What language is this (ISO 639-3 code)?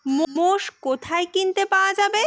ben